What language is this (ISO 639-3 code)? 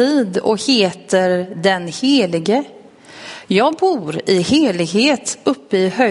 swe